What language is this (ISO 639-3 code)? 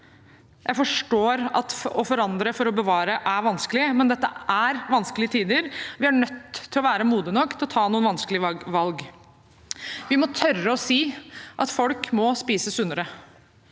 nor